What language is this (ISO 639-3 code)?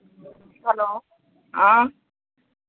guj